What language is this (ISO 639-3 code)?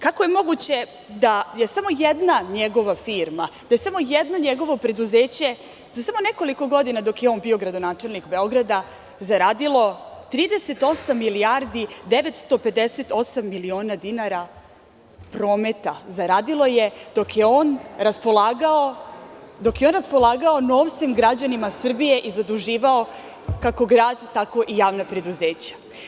srp